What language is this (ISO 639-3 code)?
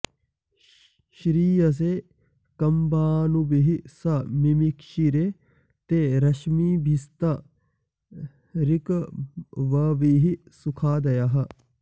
san